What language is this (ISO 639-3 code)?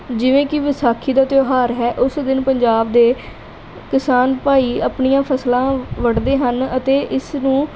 pan